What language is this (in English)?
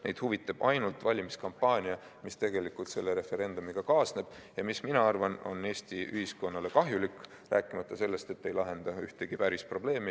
Estonian